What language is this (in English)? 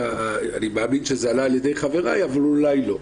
Hebrew